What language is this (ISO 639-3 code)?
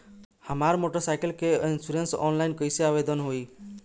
bho